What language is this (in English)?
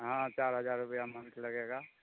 Maithili